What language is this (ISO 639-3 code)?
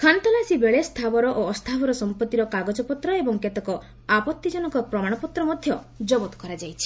ori